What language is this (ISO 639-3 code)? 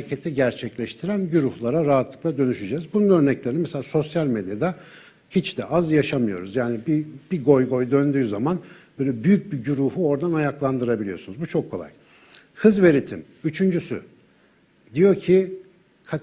tur